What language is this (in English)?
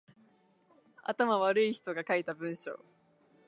Japanese